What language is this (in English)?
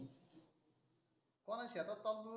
Marathi